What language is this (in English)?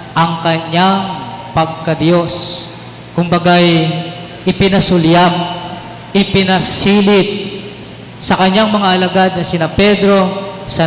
Filipino